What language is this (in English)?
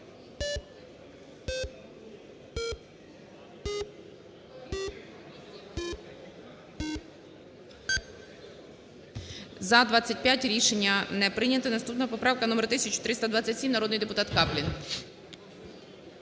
Ukrainian